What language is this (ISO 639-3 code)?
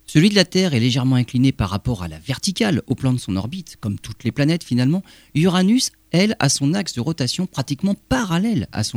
fra